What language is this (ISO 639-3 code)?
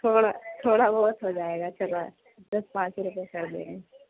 urd